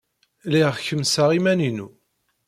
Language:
Kabyle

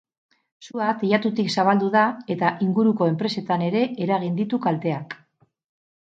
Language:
Basque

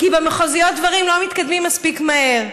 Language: Hebrew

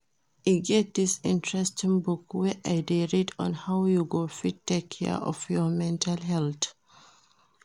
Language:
Nigerian Pidgin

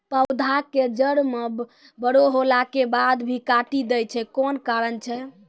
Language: Maithili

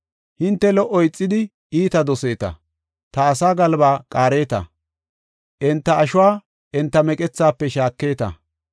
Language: Gofa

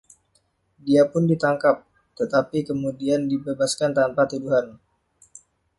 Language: Indonesian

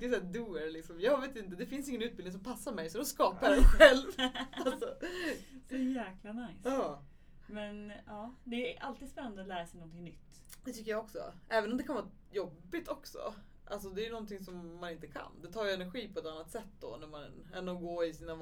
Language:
Swedish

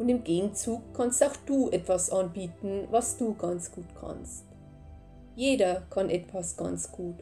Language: German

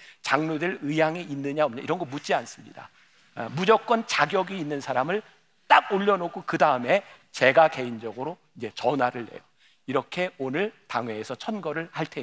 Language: Korean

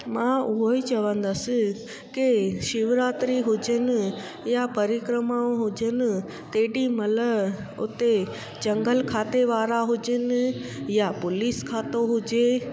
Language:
Sindhi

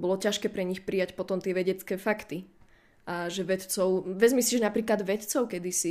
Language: Slovak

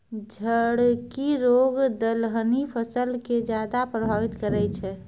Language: Maithili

